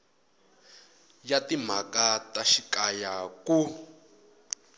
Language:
Tsonga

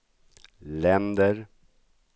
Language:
Swedish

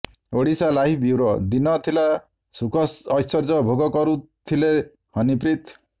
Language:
Odia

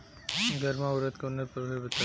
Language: Bhojpuri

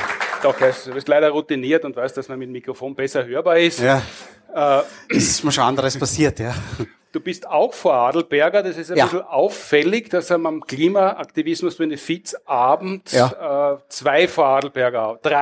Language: German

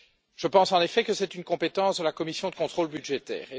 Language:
French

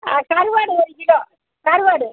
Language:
Tamil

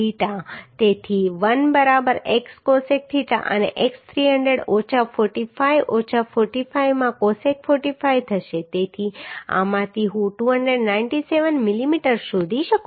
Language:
Gujarati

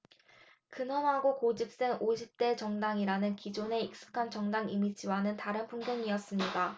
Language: Korean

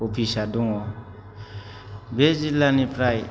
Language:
Bodo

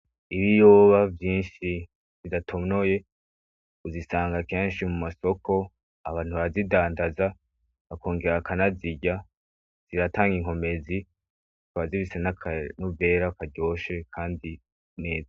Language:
Rundi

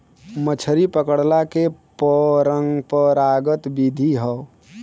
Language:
Bhojpuri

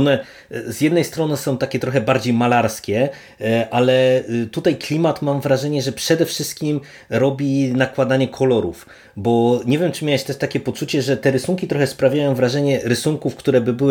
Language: Polish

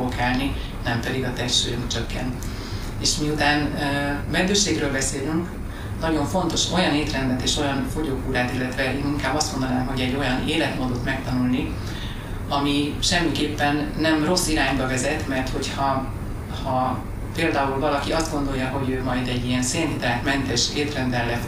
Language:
Hungarian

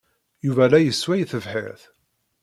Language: Kabyle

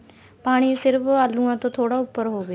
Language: Punjabi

